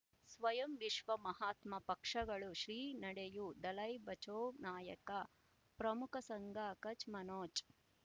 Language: Kannada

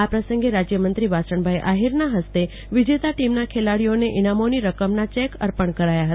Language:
Gujarati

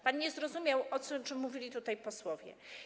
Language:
Polish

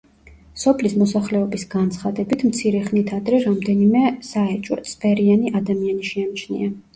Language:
Georgian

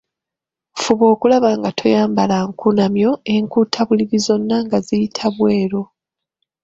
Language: Ganda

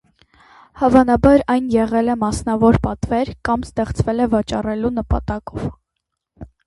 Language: Armenian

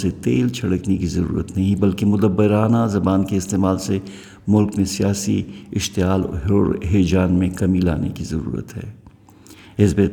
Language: Urdu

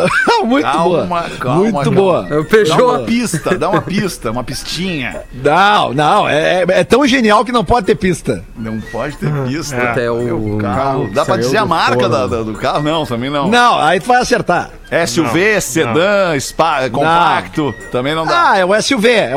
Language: Portuguese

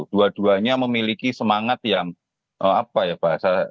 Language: Indonesian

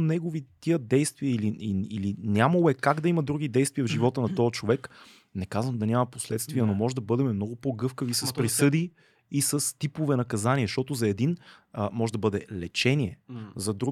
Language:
Bulgarian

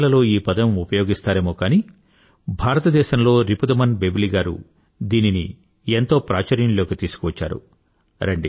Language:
Telugu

